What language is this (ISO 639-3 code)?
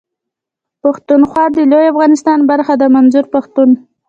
pus